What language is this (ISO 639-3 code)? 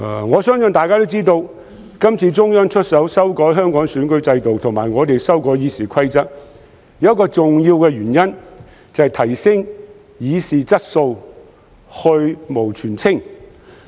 yue